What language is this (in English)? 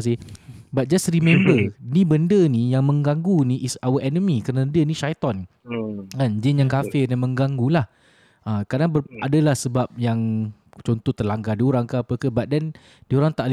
Malay